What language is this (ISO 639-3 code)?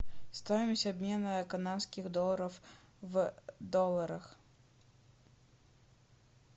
rus